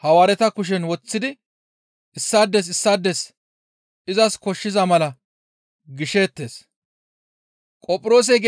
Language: Gamo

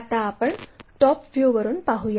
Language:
Marathi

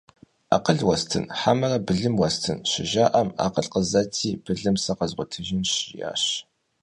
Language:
Kabardian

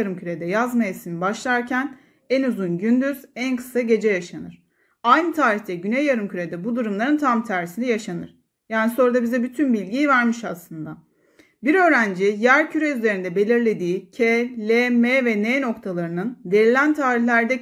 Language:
Turkish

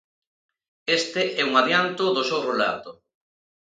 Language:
Galician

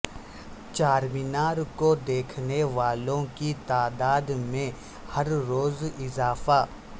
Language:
Urdu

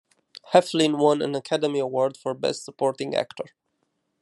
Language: English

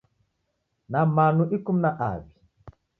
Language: Taita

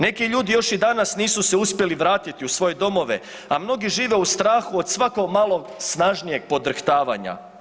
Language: Croatian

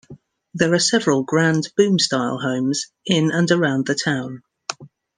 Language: English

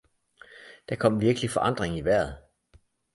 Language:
Danish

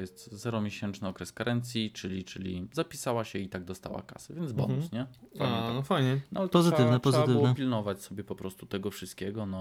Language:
Polish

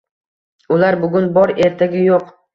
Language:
Uzbek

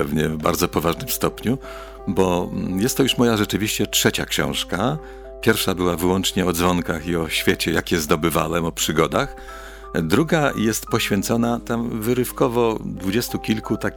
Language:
Polish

